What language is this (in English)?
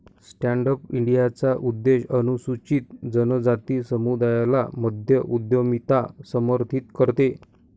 Marathi